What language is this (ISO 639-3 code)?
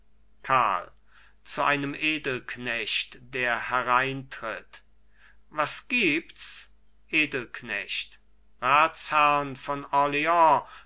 deu